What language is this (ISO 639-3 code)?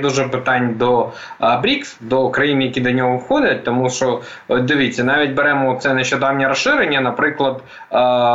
ukr